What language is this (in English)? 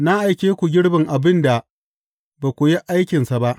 Hausa